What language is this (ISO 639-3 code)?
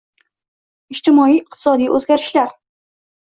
uzb